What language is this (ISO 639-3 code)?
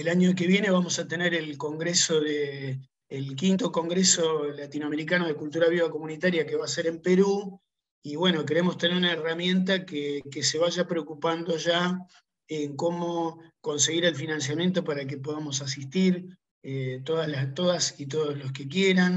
spa